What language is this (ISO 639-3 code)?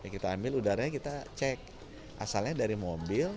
ind